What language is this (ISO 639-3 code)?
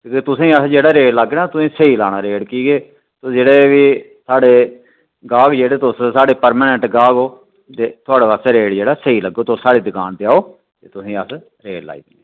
doi